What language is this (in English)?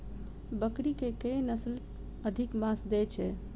Maithili